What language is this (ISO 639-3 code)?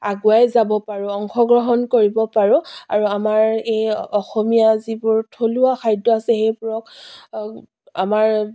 asm